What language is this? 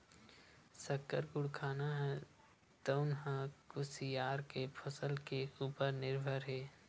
Chhattisgarhi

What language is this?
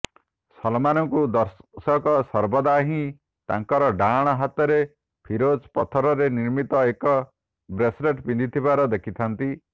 Odia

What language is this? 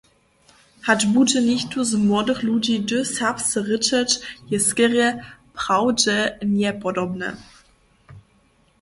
Upper Sorbian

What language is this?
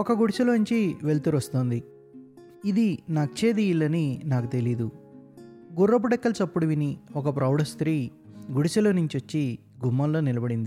Telugu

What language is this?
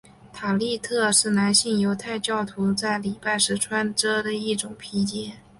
Chinese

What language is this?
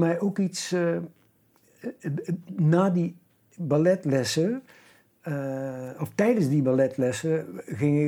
Dutch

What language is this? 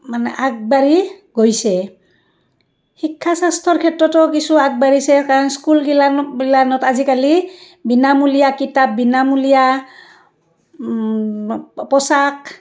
Assamese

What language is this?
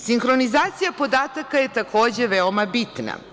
Serbian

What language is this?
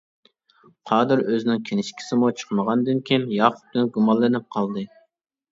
Uyghur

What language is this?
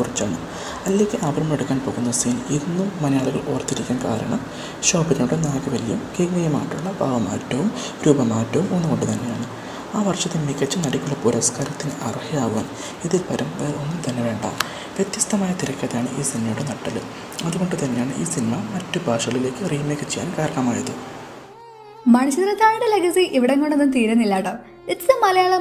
Malayalam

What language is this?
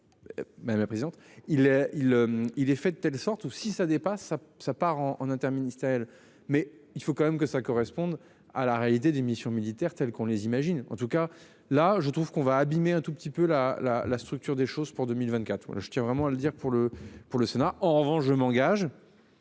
French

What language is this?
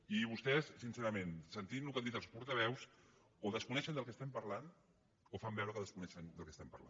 Catalan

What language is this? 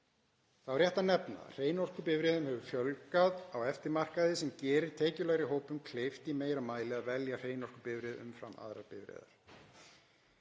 Icelandic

